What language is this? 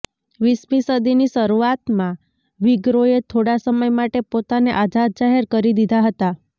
Gujarati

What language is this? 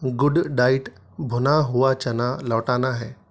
Urdu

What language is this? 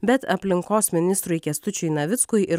Lithuanian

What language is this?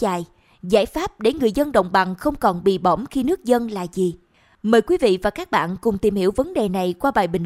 Vietnamese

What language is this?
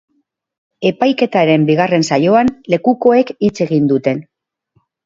Basque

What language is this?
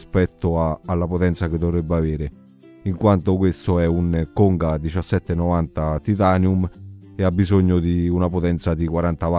Italian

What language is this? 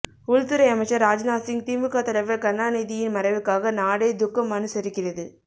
Tamil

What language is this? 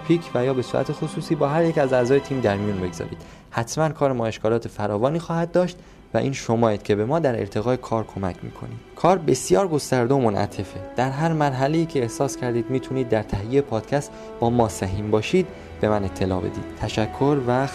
Persian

